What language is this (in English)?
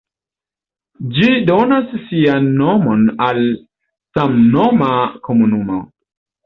Esperanto